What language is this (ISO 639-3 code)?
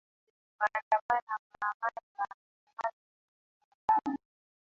swa